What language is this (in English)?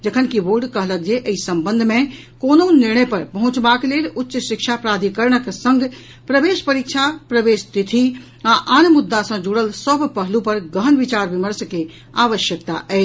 Maithili